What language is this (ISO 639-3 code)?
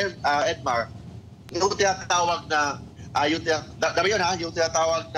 fil